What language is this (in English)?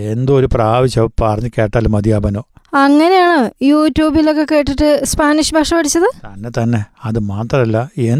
Malayalam